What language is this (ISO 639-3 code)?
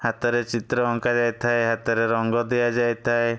ori